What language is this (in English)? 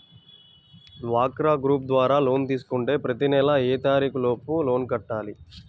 Telugu